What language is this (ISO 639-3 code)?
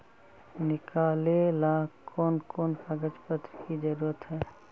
mag